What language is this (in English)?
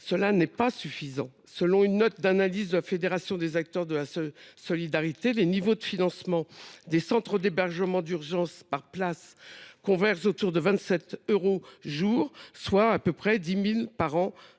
French